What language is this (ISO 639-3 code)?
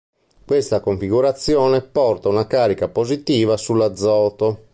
ita